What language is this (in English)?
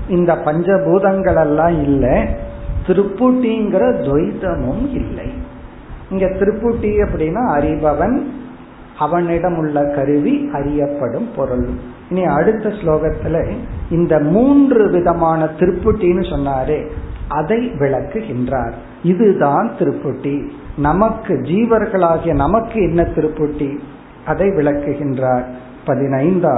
Tamil